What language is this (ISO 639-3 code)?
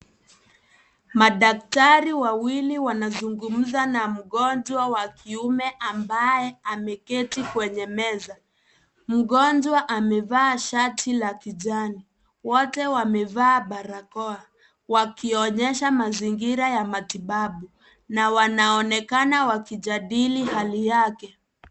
swa